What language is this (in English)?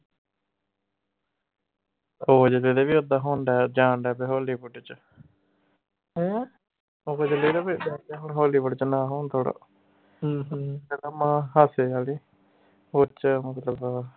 Punjabi